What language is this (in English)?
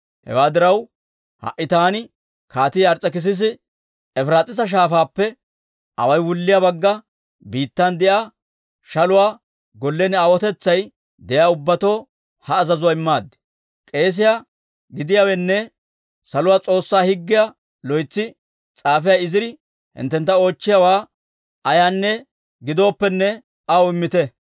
Dawro